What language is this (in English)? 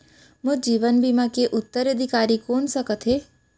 Chhattisgarhi